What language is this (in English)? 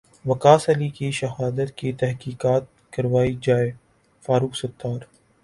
Urdu